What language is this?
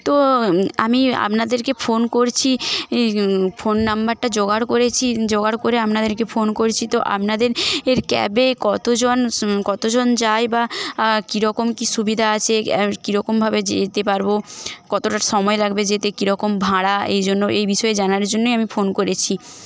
Bangla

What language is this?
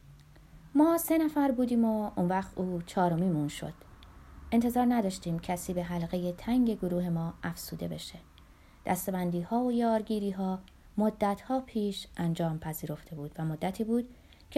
Persian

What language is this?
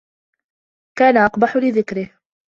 Arabic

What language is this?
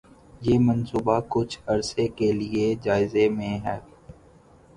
Urdu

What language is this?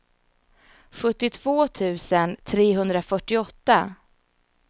Swedish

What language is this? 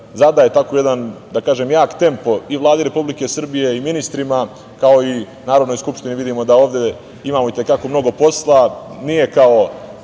Serbian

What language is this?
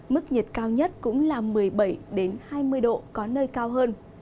Vietnamese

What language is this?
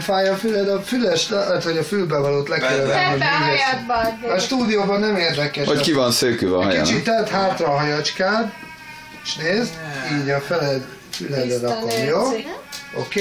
Hungarian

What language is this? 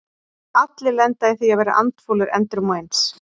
Icelandic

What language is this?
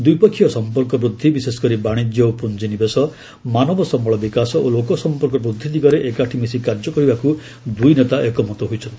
Odia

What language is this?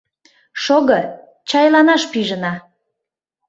Mari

